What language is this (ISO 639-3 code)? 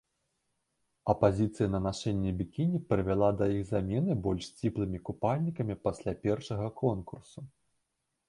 bel